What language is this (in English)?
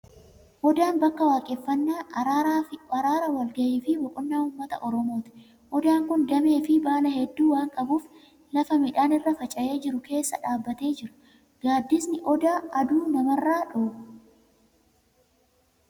Oromo